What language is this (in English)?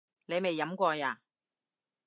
Cantonese